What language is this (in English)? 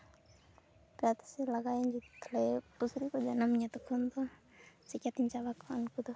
Santali